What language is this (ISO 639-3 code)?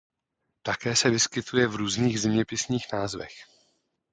ces